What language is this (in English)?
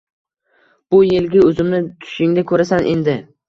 Uzbek